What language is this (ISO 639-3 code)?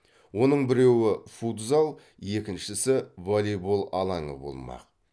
kaz